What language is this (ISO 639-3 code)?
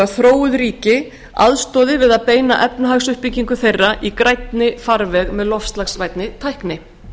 isl